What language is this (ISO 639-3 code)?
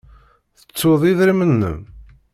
kab